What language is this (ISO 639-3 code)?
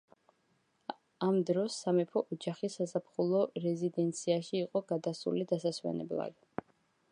kat